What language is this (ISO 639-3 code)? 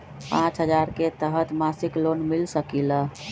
mag